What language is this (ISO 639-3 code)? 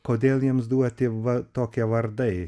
lit